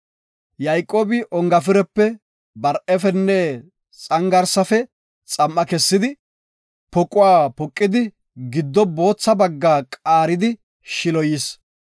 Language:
Gofa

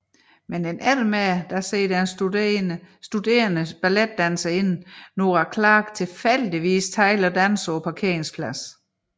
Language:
Danish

